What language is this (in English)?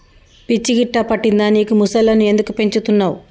Telugu